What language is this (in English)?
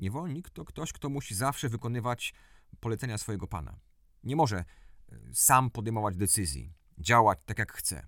Polish